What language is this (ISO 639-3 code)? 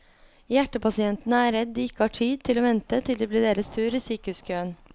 nor